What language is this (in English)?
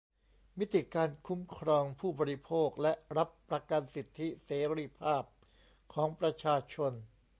Thai